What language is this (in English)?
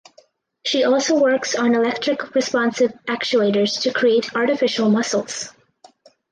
English